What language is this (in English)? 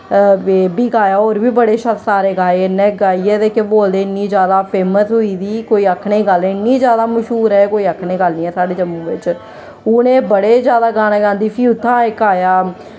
Dogri